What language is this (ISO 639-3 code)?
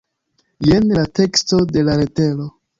epo